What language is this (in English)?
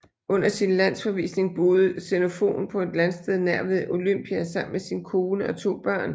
Danish